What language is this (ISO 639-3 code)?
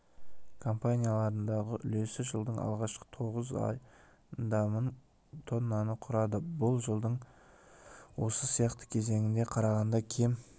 kaz